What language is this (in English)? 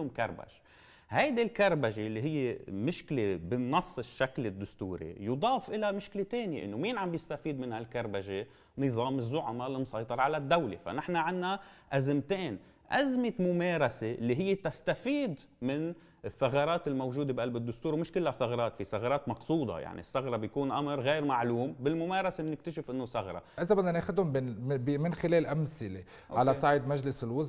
Arabic